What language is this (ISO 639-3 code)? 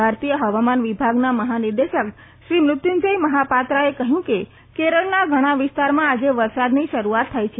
guj